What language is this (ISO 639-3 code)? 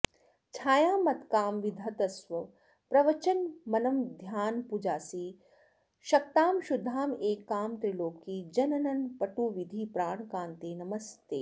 san